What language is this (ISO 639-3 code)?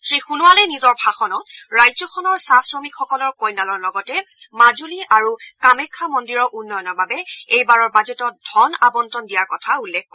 asm